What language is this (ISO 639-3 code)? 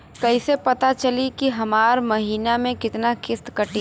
bho